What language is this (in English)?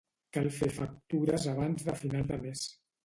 Catalan